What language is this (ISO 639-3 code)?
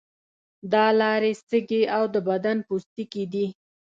pus